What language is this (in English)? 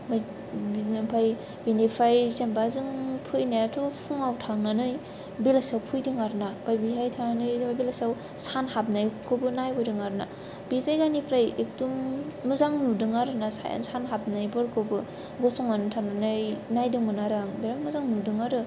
Bodo